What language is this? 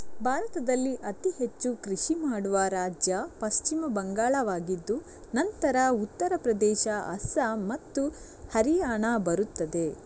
Kannada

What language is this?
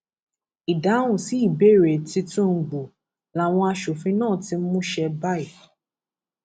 Yoruba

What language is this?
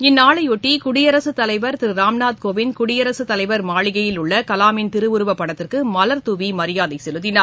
Tamil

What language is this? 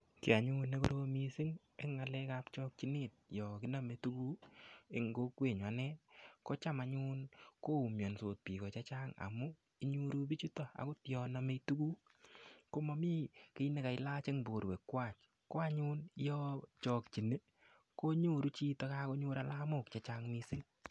Kalenjin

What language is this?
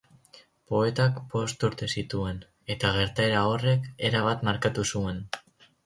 Basque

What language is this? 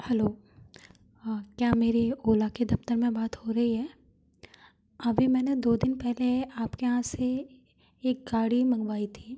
Hindi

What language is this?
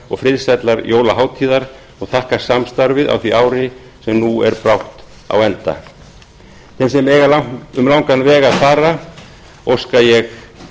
Icelandic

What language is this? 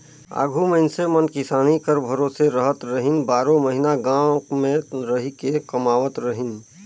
Chhattisgarhi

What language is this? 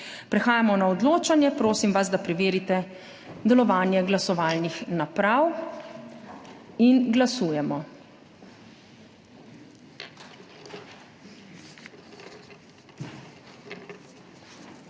Slovenian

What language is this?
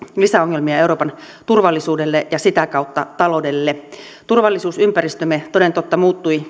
Finnish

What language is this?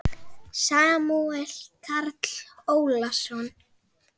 Icelandic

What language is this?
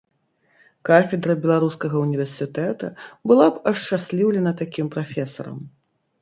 Belarusian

